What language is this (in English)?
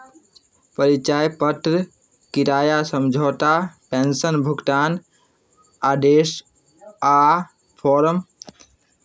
Maithili